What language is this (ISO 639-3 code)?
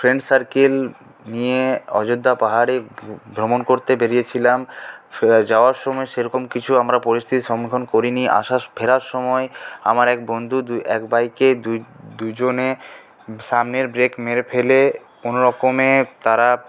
ben